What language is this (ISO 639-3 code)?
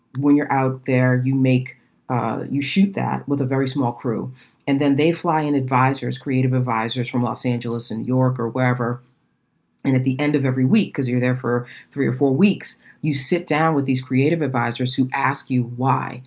eng